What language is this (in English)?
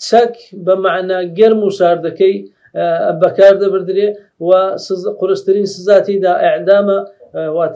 Arabic